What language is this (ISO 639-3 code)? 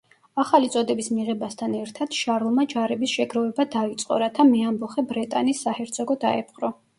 kat